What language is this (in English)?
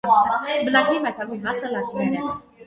Armenian